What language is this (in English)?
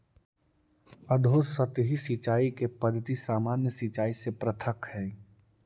Magahi